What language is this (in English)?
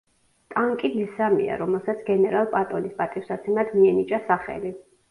Georgian